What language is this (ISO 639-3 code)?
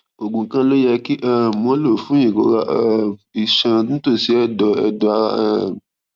yor